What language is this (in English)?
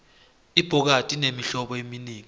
South Ndebele